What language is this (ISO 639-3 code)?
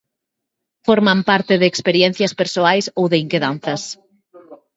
glg